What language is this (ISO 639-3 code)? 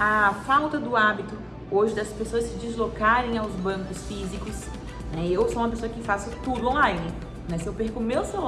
por